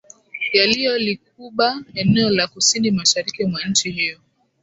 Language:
Swahili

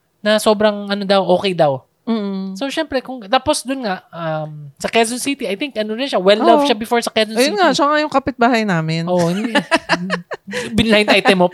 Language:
Filipino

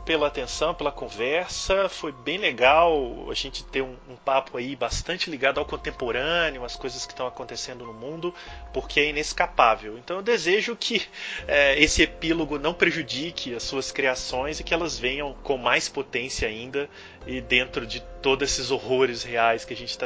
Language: Portuguese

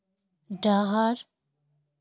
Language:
Santali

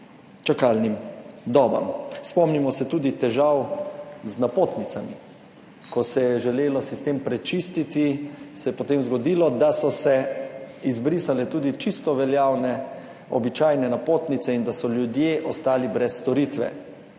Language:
Slovenian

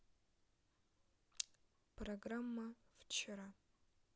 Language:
Russian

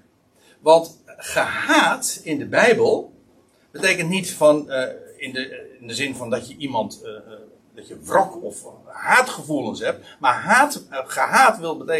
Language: Dutch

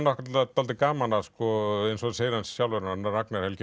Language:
Icelandic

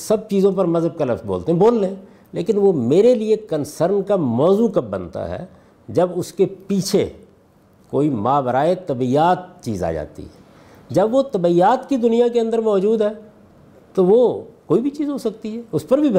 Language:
Urdu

